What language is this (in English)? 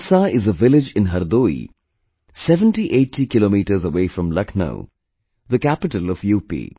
English